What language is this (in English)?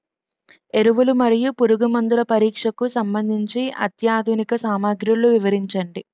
Telugu